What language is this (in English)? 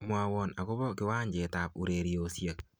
Kalenjin